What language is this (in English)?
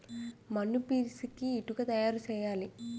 Telugu